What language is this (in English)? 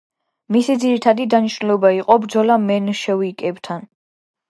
Georgian